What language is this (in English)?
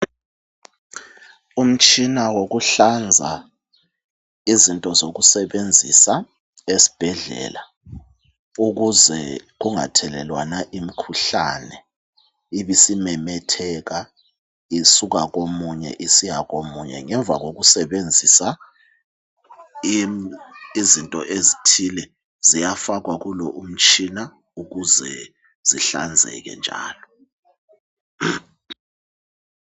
North Ndebele